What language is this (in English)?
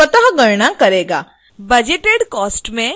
Hindi